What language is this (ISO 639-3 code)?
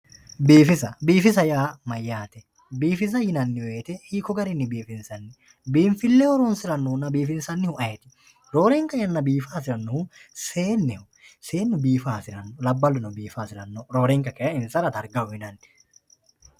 sid